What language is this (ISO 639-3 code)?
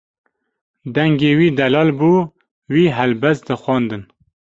kur